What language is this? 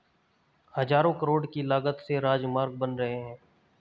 Hindi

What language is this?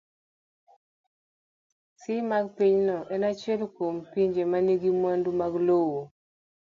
Luo (Kenya and Tanzania)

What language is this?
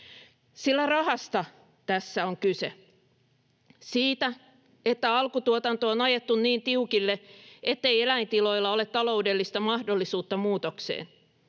Finnish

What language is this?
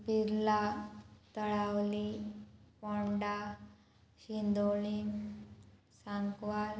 Konkani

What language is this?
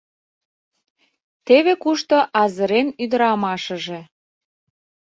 Mari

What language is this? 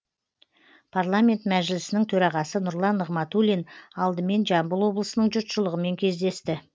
Kazakh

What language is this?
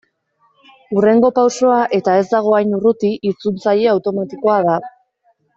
Basque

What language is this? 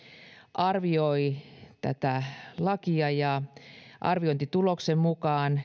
Finnish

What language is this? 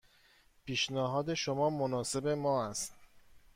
Persian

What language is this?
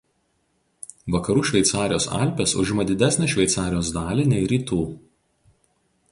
Lithuanian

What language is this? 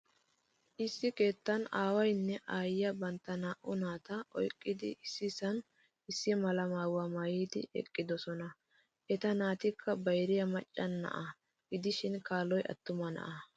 Wolaytta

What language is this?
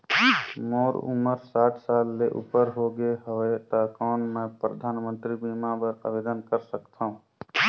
Chhattisgarhi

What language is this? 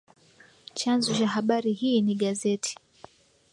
Swahili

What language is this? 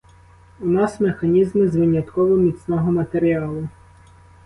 Ukrainian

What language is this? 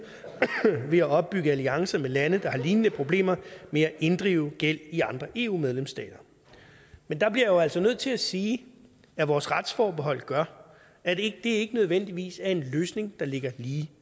Danish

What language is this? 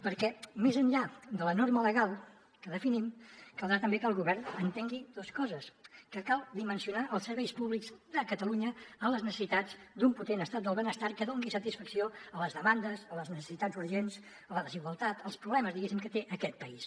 Catalan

